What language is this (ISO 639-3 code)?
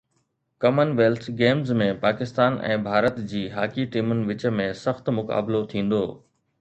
snd